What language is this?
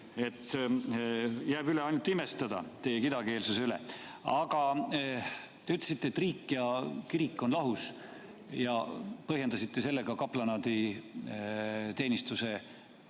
Estonian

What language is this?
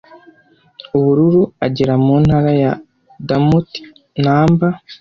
Kinyarwanda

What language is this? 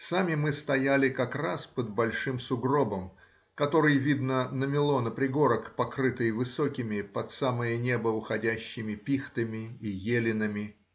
Russian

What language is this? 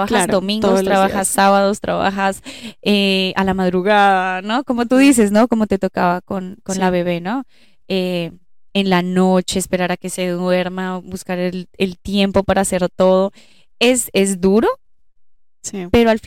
Spanish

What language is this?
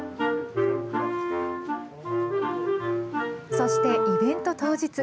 Japanese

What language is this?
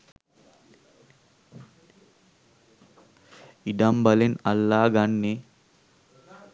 Sinhala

